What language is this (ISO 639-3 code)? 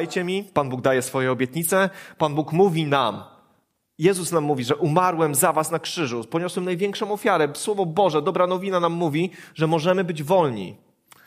pol